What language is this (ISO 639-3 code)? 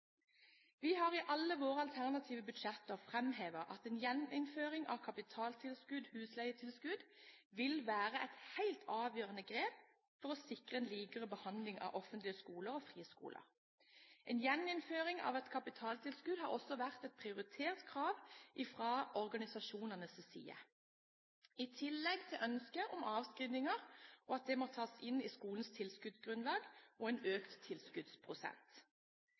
nob